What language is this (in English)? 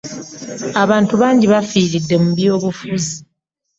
Ganda